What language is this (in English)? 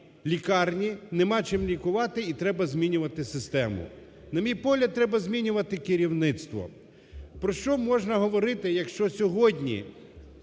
Ukrainian